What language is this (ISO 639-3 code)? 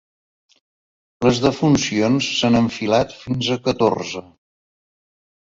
cat